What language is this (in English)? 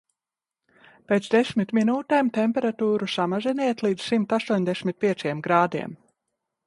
Latvian